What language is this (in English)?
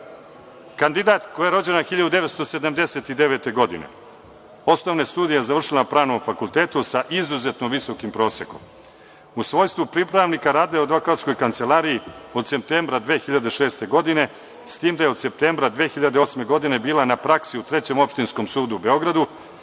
Serbian